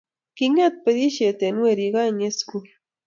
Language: Kalenjin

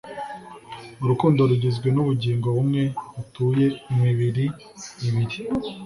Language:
Kinyarwanda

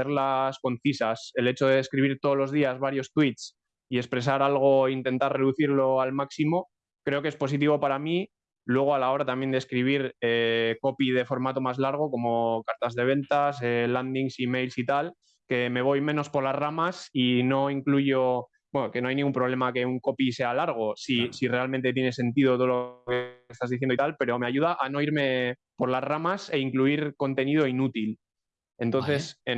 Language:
Spanish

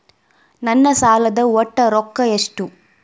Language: Kannada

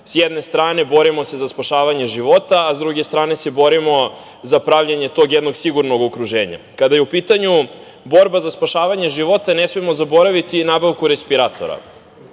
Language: Serbian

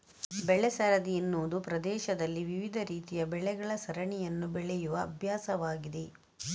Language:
Kannada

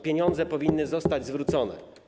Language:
Polish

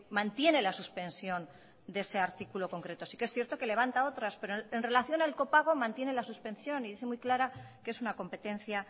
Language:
Spanish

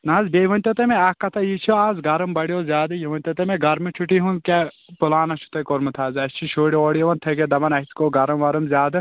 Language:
Kashmiri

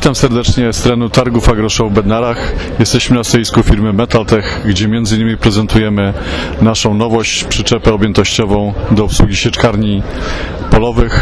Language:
Polish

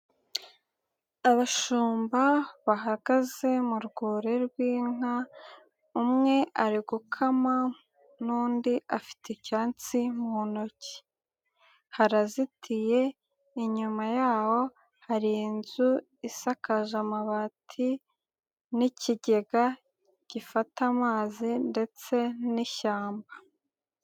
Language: Kinyarwanda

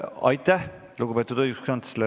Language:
Estonian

